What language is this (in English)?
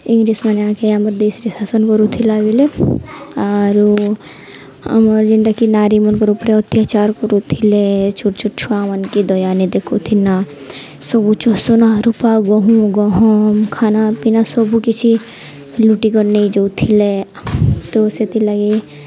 Odia